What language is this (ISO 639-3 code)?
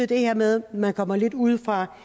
dan